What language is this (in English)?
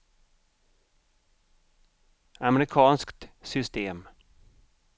Swedish